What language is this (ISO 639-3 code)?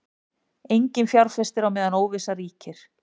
isl